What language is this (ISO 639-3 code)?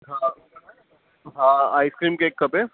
snd